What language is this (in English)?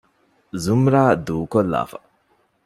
Divehi